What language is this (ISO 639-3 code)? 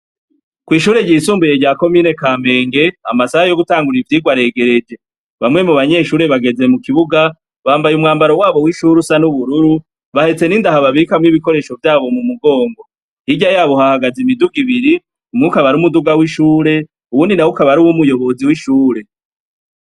run